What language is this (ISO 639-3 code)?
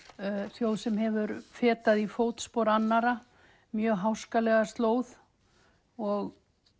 isl